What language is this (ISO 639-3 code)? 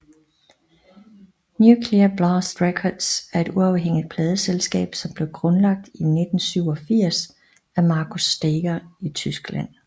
dan